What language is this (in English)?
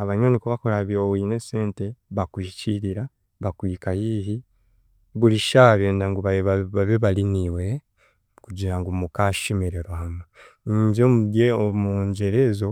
Chiga